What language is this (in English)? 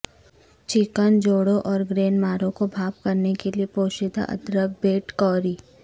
Urdu